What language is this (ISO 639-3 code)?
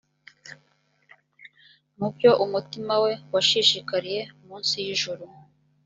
kin